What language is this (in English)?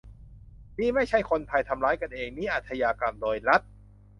Thai